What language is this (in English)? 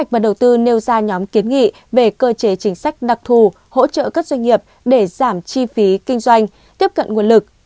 Vietnamese